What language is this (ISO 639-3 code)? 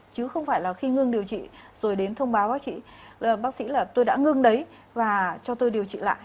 vie